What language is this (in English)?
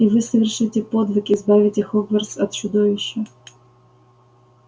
Russian